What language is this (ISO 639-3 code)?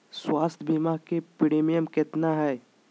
mag